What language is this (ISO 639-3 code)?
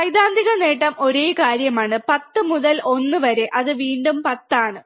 mal